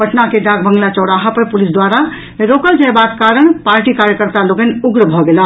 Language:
Maithili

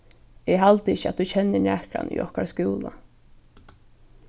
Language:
Faroese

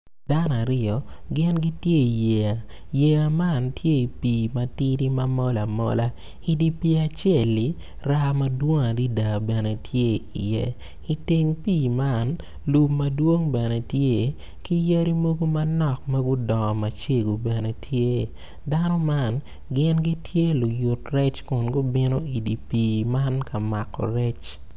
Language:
Acoli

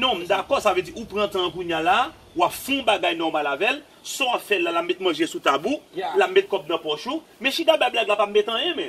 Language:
French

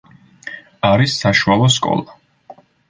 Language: Georgian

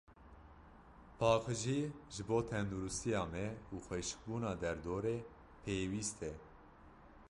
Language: Kurdish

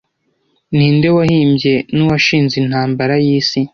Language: Kinyarwanda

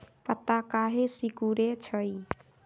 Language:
Magahi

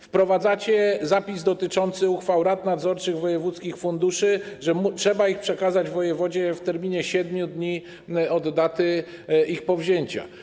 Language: Polish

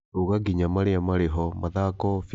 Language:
Kikuyu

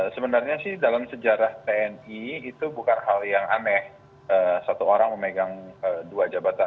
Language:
Indonesian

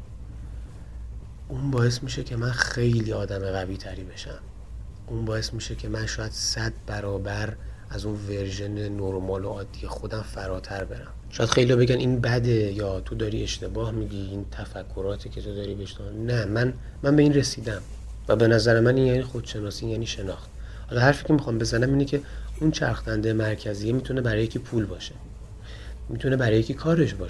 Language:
Persian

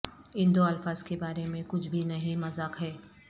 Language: Urdu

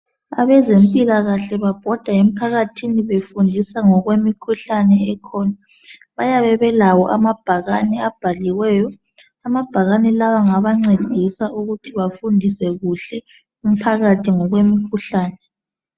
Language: North Ndebele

